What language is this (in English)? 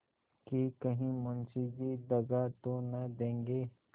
Hindi